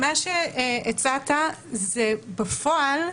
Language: Hebrew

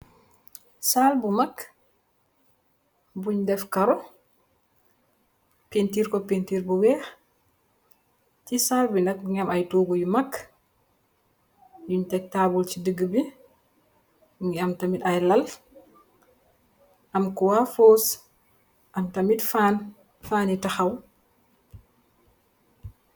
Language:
Wolof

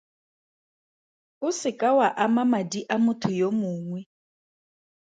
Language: Tswana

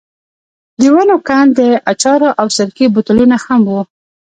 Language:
Pashto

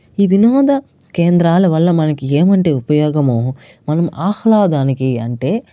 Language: Telugu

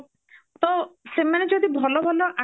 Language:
Odia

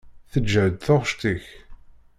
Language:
Kabyle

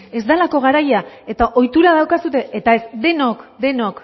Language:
Basque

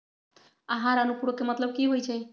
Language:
Magahi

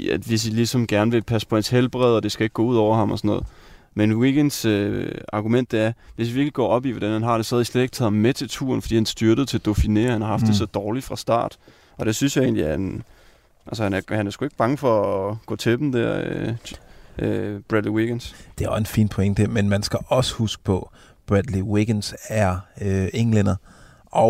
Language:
Danish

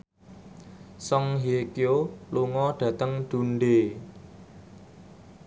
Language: Javanese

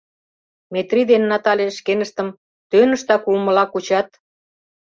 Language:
Mari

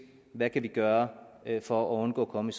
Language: Danish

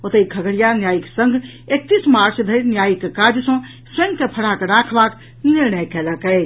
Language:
Maithili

